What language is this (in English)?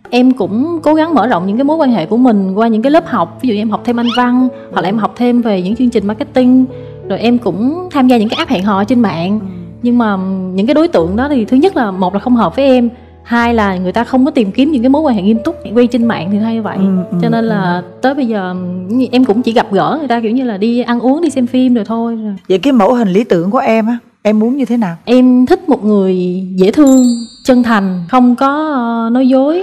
Vietnamese